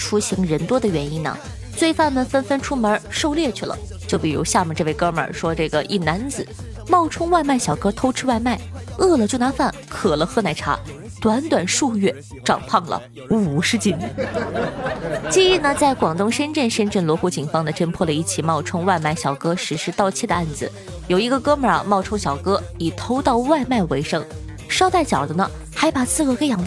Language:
Chinese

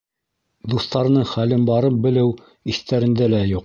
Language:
Bashkir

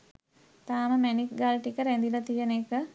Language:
Sinhala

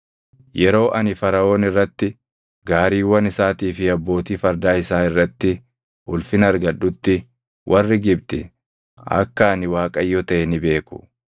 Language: Oromo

